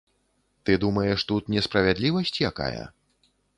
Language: Belarusian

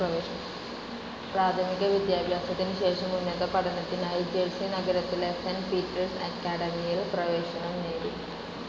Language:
Malayalam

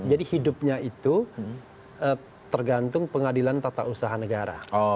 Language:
Indonesian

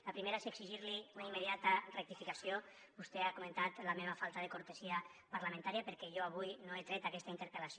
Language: Catalan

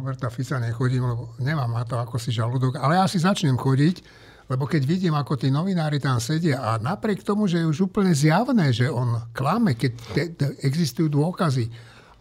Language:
Slovak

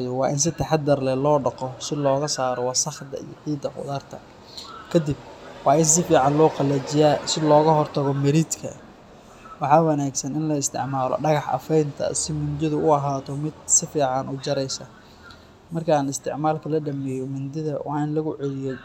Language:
Somali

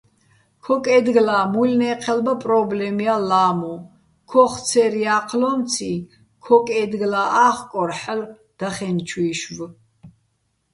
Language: Bats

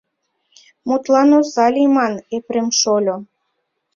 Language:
Mari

